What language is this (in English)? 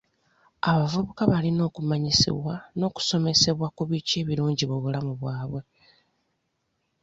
Ganda